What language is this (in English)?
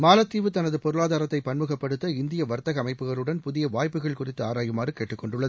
Tamil